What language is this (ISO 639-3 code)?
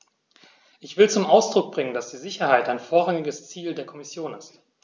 deu